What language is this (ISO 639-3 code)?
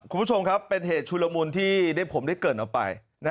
tha